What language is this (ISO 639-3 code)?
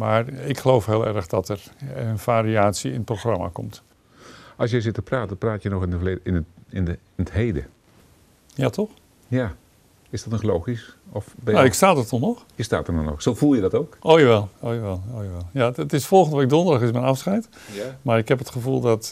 nld